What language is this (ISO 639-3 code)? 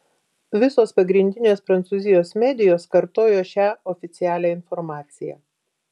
lit